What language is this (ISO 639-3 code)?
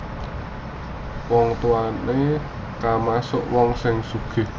jav